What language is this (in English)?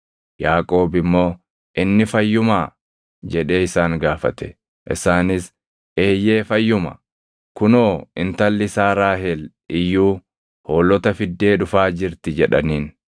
Oromo